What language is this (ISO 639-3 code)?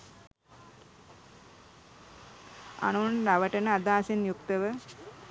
sin